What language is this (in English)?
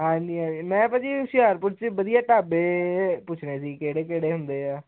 Punjabi